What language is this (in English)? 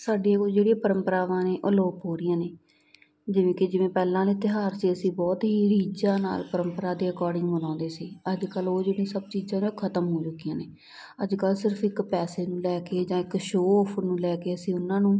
Punjabi